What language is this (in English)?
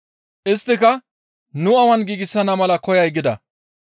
Gamo